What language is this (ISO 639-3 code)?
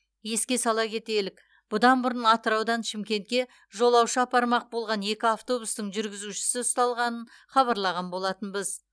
kaz